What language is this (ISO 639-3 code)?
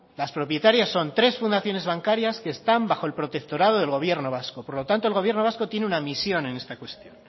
spa